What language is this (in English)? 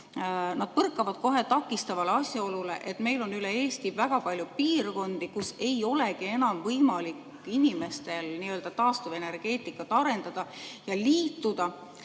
Estonian